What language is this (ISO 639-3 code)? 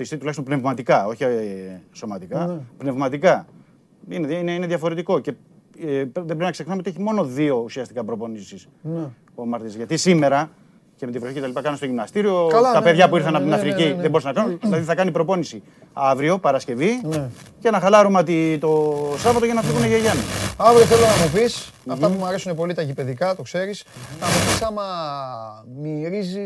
ell